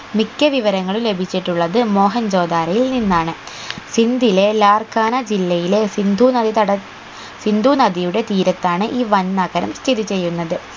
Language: Malayalam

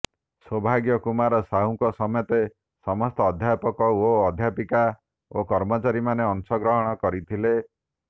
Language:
Odia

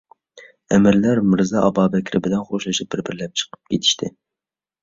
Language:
Uyghur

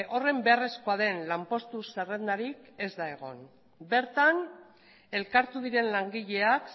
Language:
Basque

